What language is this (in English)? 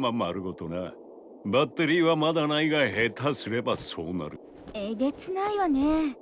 Japanese